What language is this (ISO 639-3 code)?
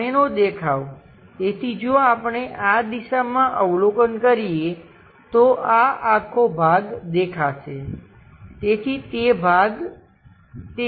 guj